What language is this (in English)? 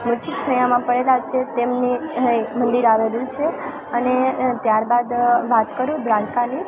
Gujarati